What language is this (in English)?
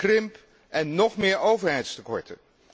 Dutch